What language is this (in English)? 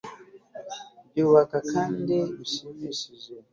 Kinyarwanda